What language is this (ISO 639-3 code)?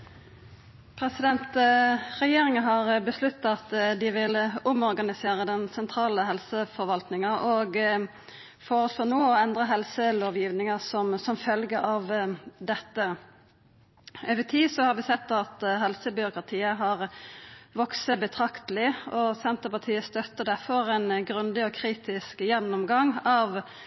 nor